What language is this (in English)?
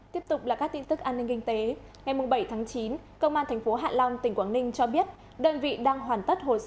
Vietnamese